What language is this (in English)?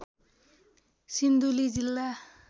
Nepali